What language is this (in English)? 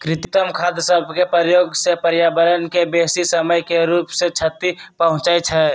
Magahi